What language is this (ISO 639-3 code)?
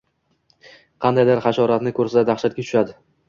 uzb